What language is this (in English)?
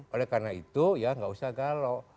Indonesian